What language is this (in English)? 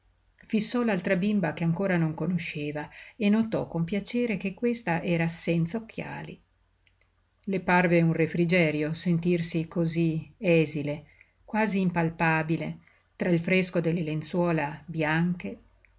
Italian